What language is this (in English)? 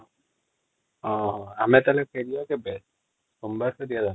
Odia